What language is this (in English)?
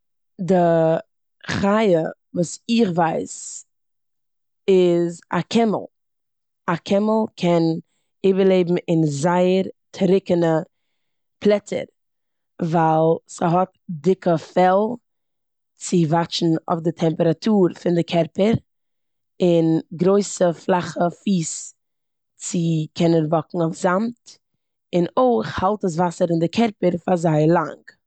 Yiddish